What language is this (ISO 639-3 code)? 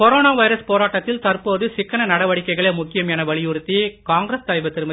tam